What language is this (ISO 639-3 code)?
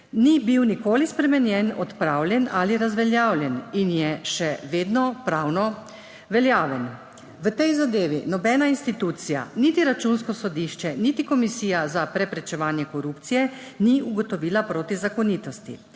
slv